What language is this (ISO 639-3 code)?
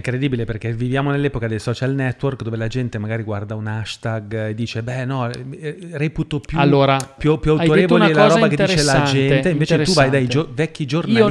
ita